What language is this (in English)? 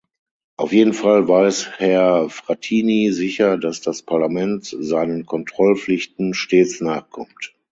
German